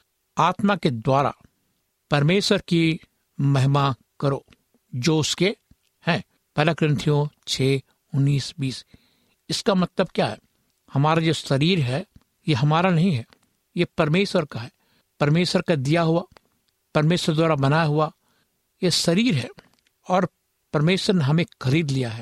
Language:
Hindi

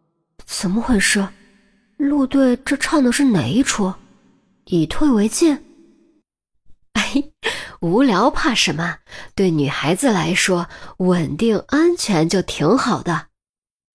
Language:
Chinese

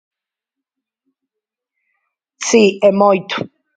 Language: Galician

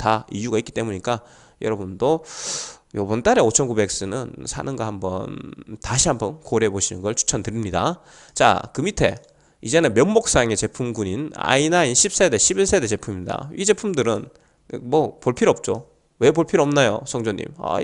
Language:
Korean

